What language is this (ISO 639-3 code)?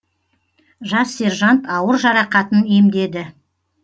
kaz